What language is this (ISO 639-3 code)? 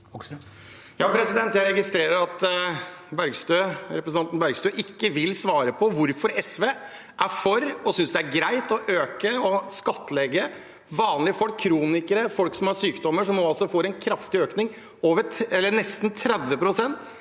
nor